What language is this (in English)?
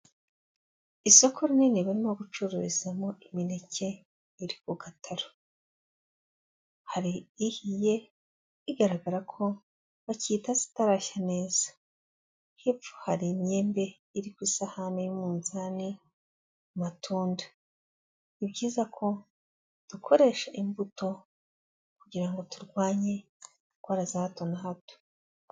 Kinyarwanda